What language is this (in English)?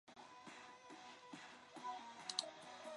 Chinese